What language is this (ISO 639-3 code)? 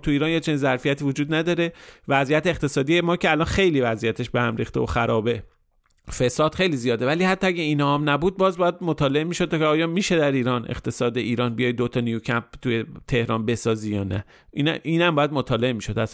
fas